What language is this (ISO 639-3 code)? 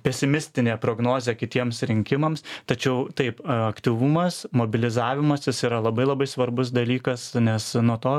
lit